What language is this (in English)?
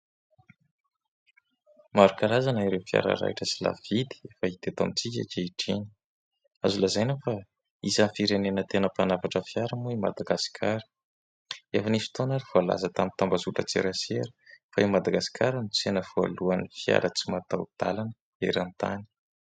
Malagasy